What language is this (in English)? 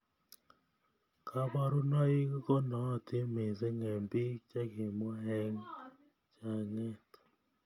Kalenjin